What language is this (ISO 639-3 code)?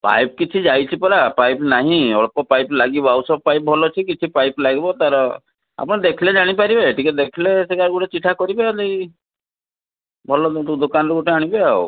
ori